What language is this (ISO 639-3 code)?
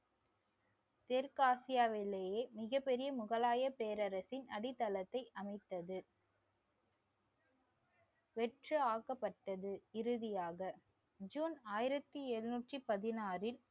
tam